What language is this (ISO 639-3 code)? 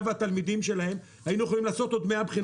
heb